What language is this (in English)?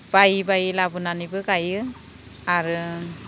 Bodo